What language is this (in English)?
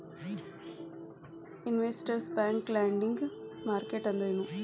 Kannada